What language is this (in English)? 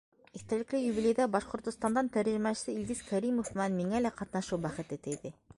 Bashkir